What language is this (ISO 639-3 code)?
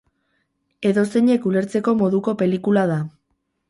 eus